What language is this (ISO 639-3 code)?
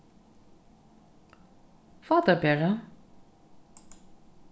fao